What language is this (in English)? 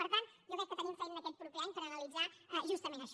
Catalan